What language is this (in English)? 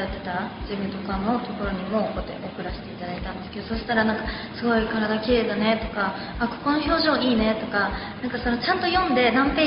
Japanese